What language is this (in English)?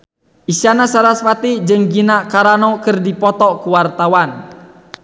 Sundanese